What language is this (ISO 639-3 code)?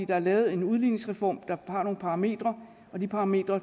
dan